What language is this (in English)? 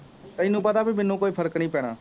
Punjabi